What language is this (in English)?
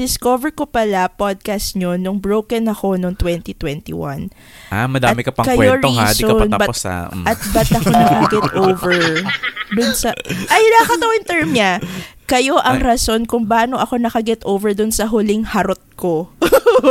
Filipino